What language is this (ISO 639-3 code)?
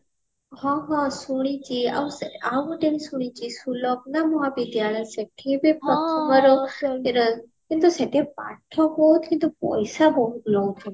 ori